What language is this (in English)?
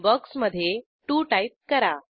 Marathi